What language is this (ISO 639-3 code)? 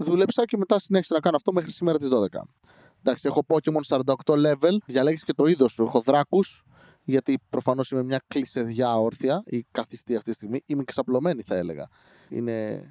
ell